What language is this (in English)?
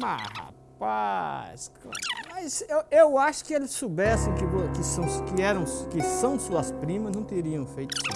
Portuguese